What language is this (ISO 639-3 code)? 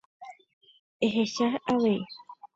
grn